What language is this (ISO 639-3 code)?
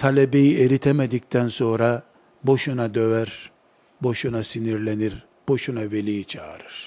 tur